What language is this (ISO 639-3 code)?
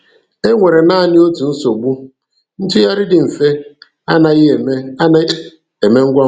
ibo